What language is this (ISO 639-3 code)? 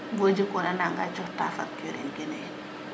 srr